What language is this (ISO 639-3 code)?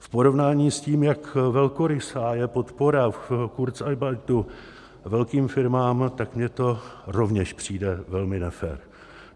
ces